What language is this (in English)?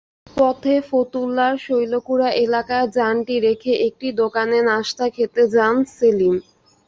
Bangla